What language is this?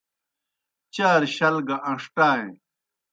Kohistani Shina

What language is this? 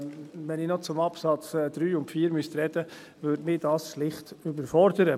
Swiss German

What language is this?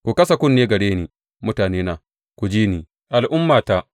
Hausa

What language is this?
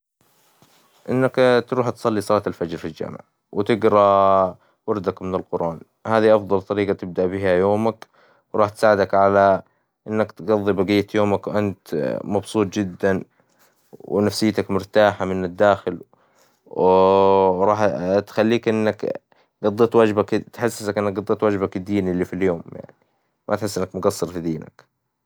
Hijazi Arabic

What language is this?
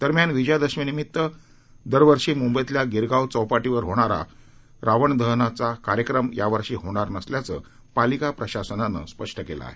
Marathi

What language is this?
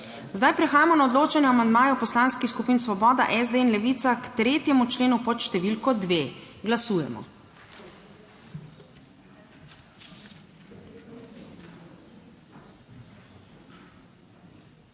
Slovenian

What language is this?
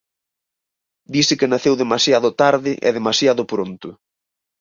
Galician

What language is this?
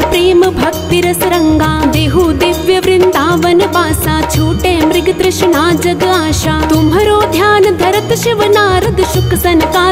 Hindi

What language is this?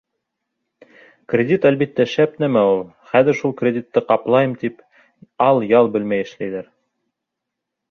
Bashkir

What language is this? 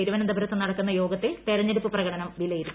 Malayalam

